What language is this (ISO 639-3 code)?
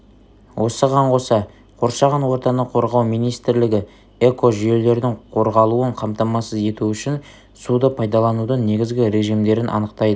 kaz